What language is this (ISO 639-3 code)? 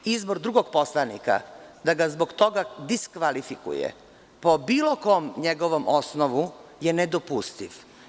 srp